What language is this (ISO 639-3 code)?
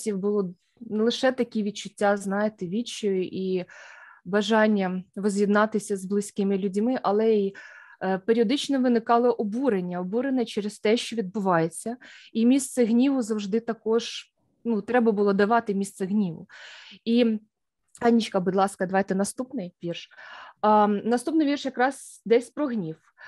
ukr